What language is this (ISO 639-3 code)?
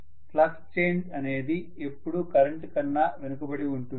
tel